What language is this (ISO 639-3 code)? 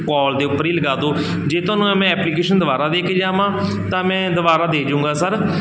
pan